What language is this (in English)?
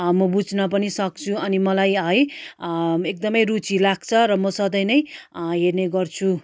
Nepali